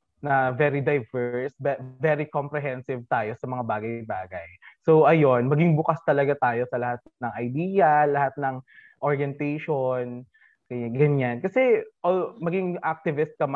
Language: Filipino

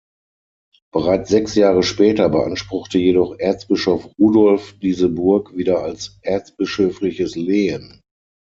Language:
German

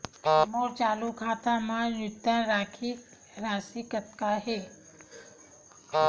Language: Chhattisgarhi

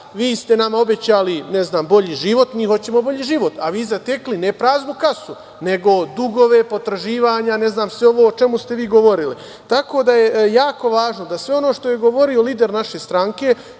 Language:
Serbian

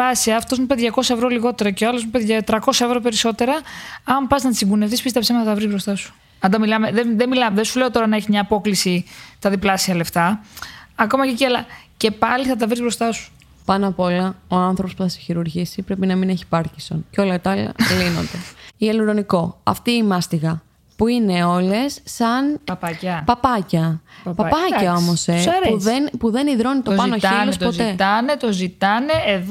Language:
Greek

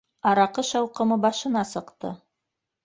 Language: Bashkir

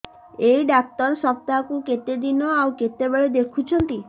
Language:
Odia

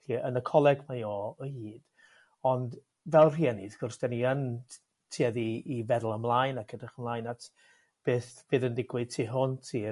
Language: Welsh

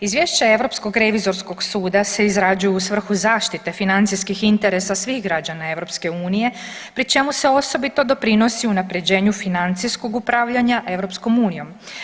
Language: Croatian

